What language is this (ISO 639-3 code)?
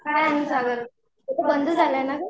mar